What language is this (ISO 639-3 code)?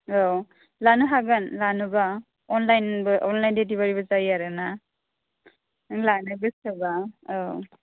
brx